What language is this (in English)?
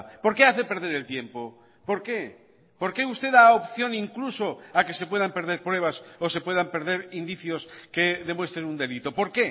Spanish